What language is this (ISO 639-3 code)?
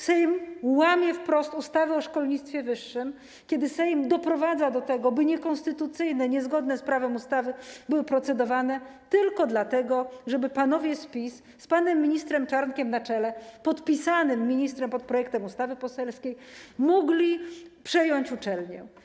pol